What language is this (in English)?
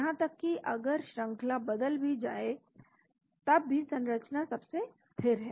Hindi